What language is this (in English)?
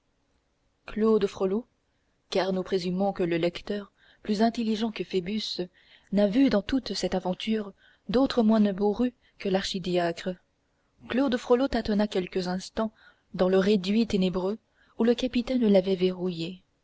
French